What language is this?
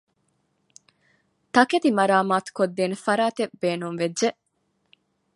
Divehi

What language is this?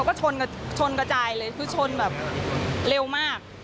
Thai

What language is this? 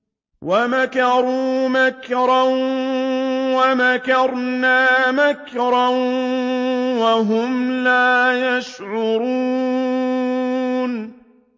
Arabic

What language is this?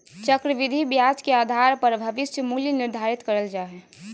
Magahi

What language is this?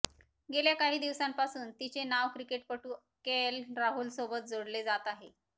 Marathi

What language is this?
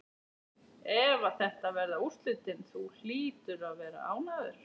Icelandic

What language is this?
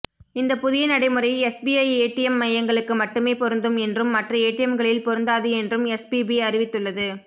Tamil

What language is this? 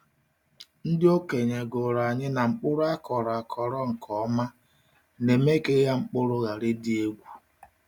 Igbo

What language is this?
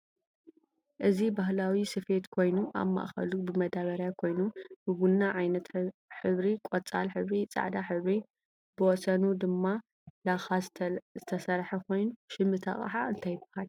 Tigrinya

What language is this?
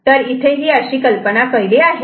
Marathi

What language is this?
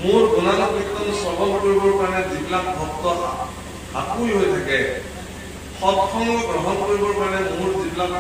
Korean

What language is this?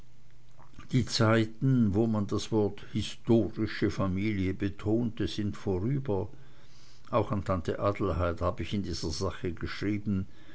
German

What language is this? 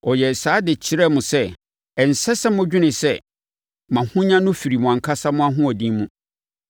Akan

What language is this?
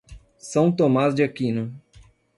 Portuguese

